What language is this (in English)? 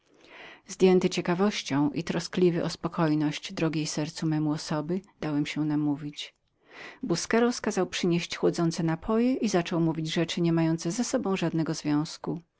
Polish